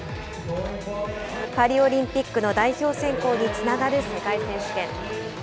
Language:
Japanese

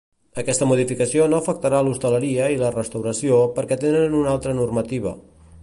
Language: Catalan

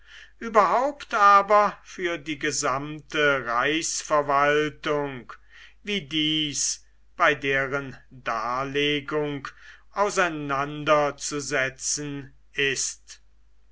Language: German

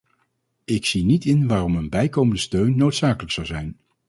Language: Dutch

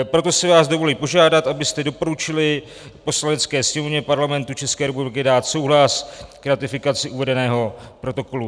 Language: Czech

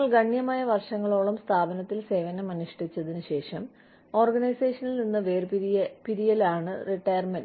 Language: Malayalam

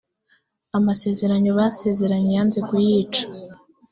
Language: Kinyarwanda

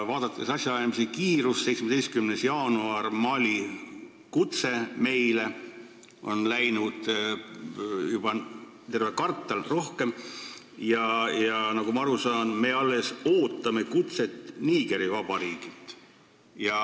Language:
Estonian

